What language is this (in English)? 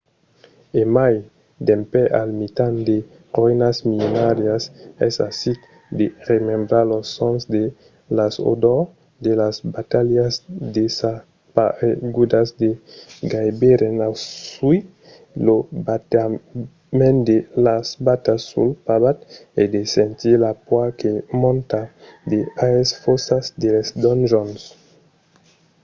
Occitan